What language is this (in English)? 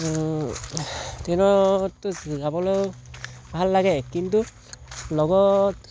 Assamese